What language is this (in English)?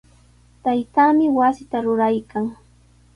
Sihuas Ancash Quechua